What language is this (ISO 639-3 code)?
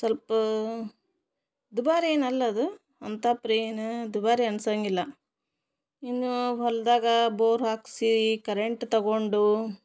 kan